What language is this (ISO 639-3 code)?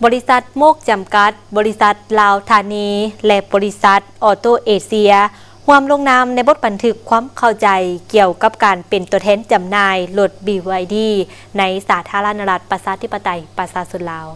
tha